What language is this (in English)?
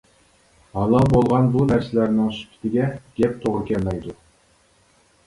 Uyghur